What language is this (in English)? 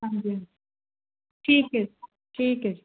Punjabi